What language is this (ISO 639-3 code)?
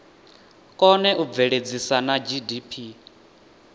ven